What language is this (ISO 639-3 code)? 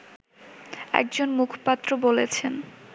ben